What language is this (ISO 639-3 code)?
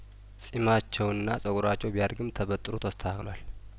amh